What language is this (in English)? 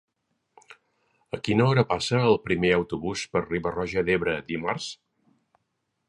Catalan